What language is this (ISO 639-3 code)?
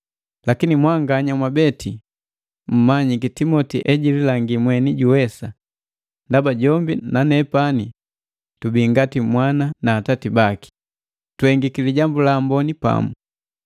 mgv